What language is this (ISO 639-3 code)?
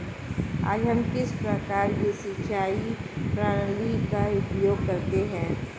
hin